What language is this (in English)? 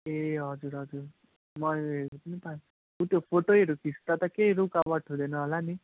Nepali